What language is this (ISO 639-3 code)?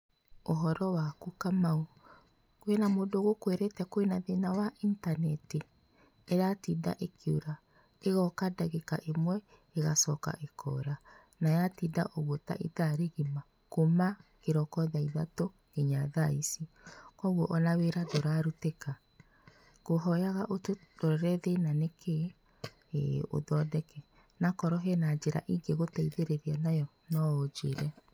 kik